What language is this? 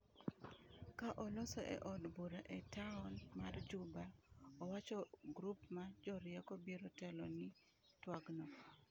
Luo (Kenya and Tanzania)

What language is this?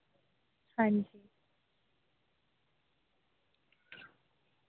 Dogri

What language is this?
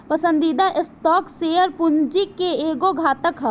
Bhojpuri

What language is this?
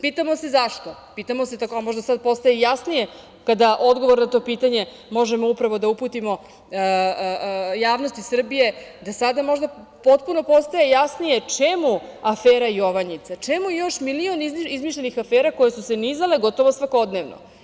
Serbian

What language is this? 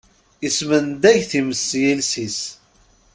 Kabyle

